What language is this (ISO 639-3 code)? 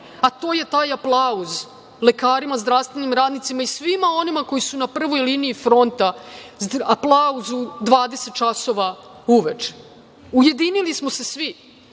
srp